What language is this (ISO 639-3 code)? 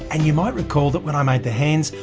eng